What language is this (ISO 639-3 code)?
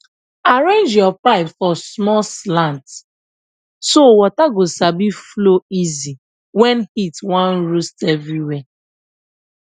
pcm